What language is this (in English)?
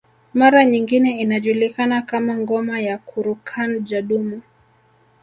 Swahili